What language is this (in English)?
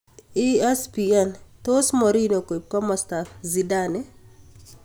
Kalenjin